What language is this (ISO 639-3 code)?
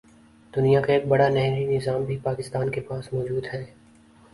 urd